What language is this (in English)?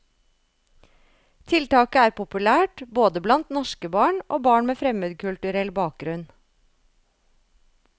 Norwegian